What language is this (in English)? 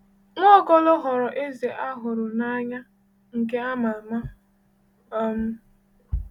Igbo